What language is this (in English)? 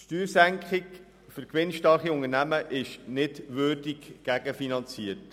Swiss German